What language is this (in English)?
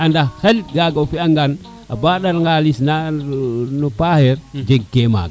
Serer